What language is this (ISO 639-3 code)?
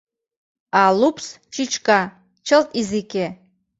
chm